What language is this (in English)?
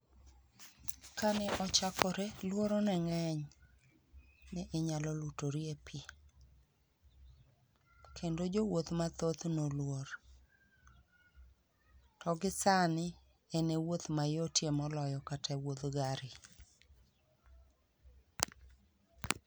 Luo (Kenya and Tanzania)